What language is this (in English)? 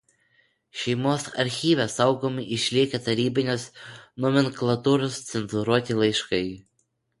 Lithuanian